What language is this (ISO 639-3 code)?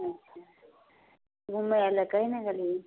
mai